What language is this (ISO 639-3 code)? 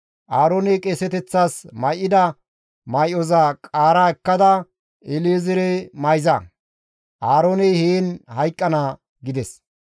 gmv